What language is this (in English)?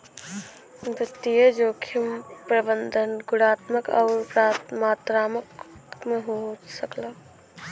Bhojpuri